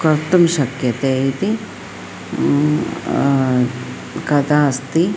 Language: Sanskrit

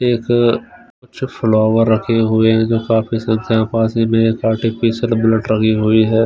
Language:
Hindi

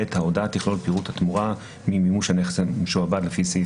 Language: Hebrew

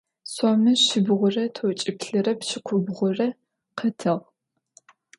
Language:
Adyghe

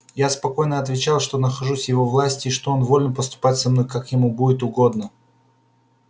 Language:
Russian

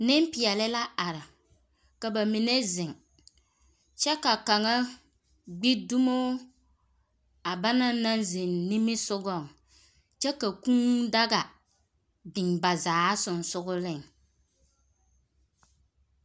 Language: Southern Dagaare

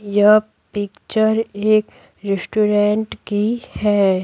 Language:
Hindi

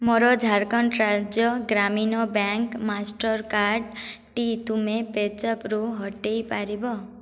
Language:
Odia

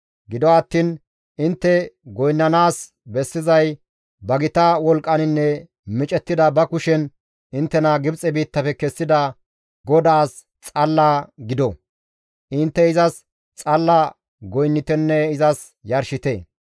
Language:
Gamo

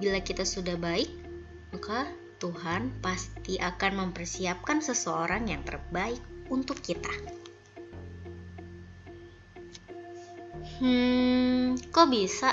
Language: Indonesian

